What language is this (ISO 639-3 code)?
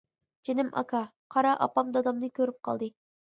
uig